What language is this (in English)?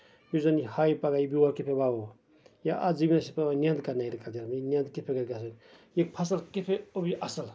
Kashmiri